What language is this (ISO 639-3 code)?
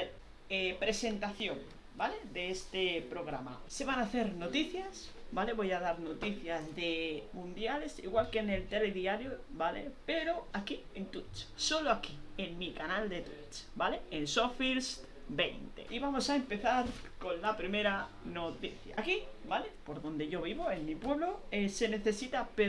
spa